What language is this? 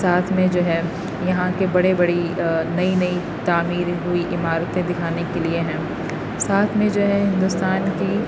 Urdu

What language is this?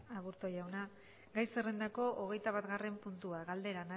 Basque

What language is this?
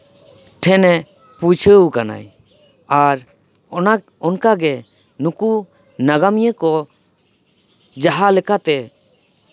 Santali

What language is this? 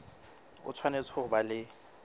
Southern Sotho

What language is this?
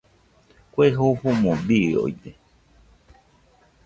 Nüpode Huitoto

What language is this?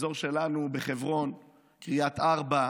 Hebrew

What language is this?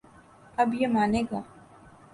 Urdu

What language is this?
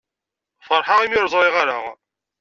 Kabyle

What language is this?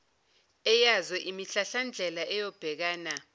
Zulu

